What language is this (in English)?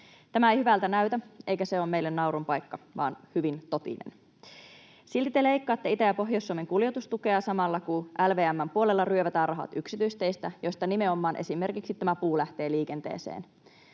Finnish